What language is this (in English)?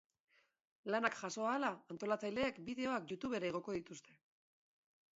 Basque